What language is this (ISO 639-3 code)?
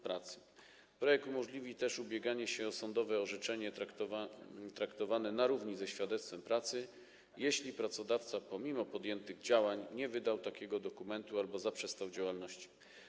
pol